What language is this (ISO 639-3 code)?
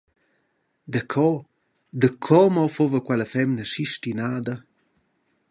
roh